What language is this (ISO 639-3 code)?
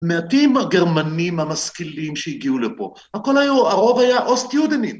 heb